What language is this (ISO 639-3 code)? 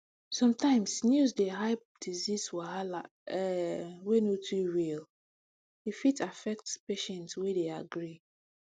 pcm